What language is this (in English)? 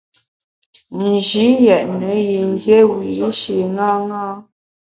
Bamun